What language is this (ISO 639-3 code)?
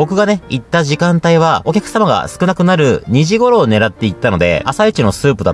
jpn